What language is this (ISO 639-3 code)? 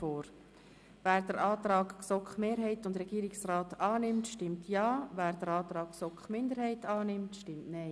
gsw